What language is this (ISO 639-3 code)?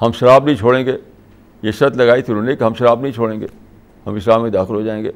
urd